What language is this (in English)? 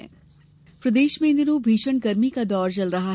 Hindi